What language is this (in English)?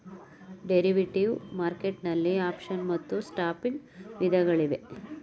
Kannada